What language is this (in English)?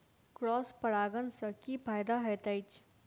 Maithili